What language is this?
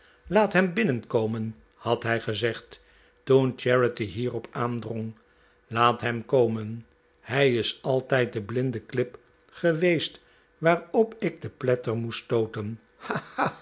Dutch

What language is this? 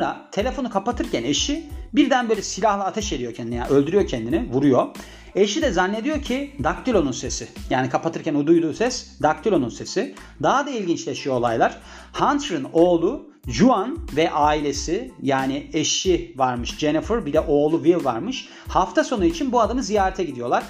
Turkish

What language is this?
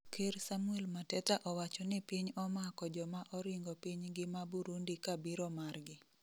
Luo (Kenya and Tanzania)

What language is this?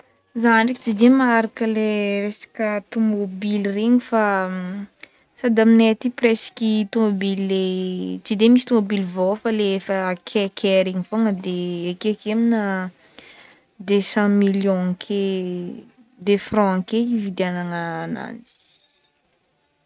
Northern Betsimisaraka Malagasy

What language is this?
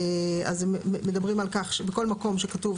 Hebrew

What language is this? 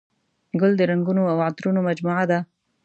Pashto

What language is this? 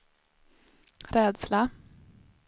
Swedish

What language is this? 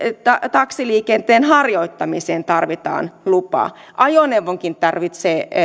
Finnish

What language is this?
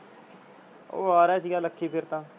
Punjabi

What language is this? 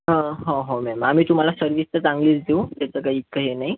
Marathi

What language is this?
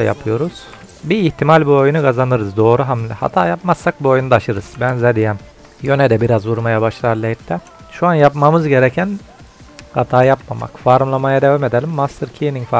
Turkish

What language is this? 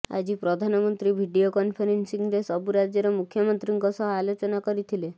Odia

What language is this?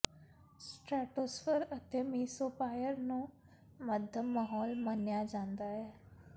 Punjabi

